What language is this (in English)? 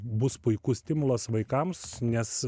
Lithuanian